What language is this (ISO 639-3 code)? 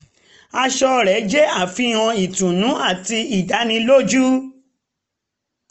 yor